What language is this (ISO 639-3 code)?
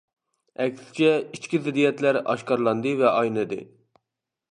uig